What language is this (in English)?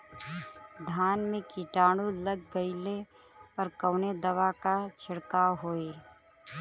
Bhojpuri